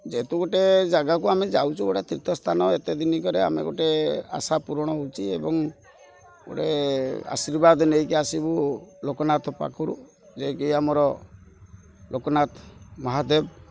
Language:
Odia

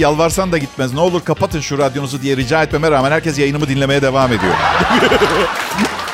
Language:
Turkish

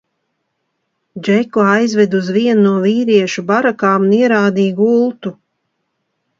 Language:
Latvian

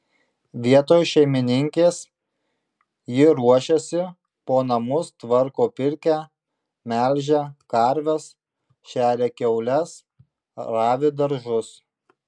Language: Lithuanian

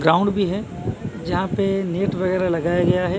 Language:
Hindi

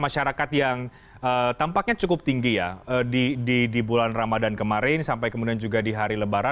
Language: Indonesian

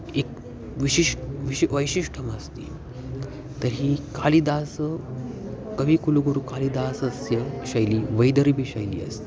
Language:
Sanskrit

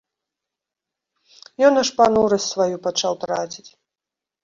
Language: Belarusian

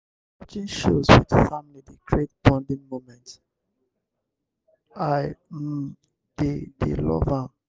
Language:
Nigerian Pidgin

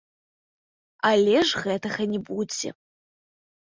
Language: Belarusian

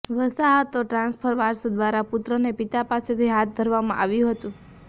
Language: Gujarati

